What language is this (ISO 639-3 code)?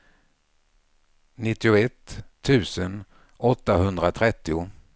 swe